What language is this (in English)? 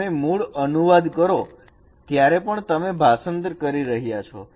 Gujarati